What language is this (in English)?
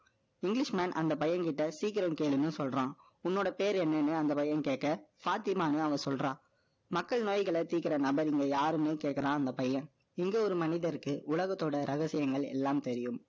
Tamil